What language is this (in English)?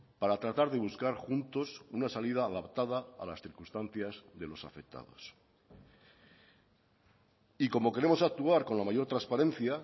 Spanish